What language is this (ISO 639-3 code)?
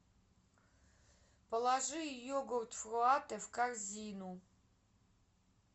rus